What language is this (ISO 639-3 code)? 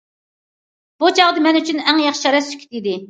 uig